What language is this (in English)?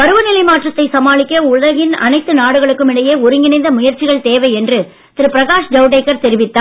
Tamil